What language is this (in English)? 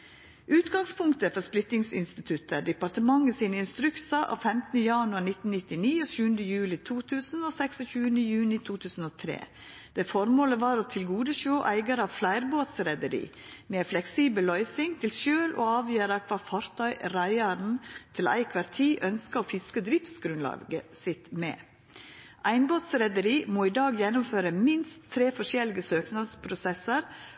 Norwegian Nynorsk